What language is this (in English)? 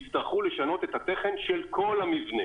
Hebrew